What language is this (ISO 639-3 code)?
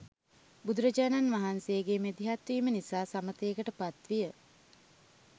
sin